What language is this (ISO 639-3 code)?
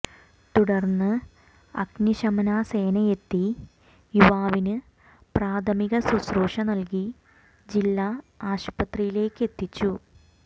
mal